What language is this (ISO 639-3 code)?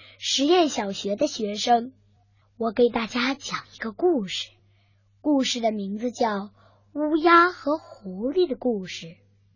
zho